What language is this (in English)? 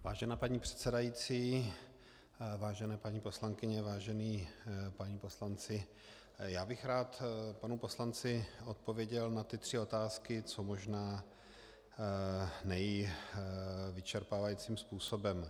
Czech